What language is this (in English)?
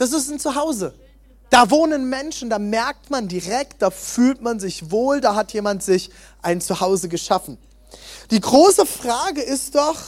German